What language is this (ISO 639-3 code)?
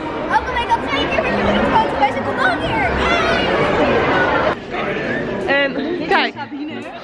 nld